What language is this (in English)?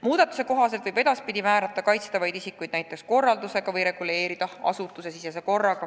Estonian